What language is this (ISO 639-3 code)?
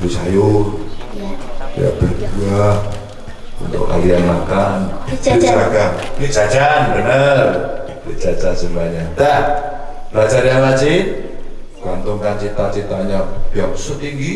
ind